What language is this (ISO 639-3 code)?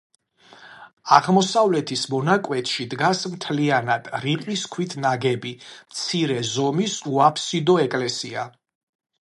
kat